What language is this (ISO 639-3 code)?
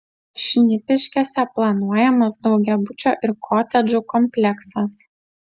lit